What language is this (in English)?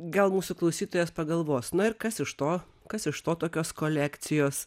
Lithuanian